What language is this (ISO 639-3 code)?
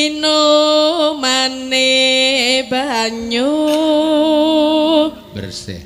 ind